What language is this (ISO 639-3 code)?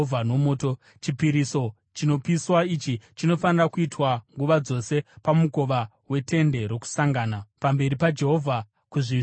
sna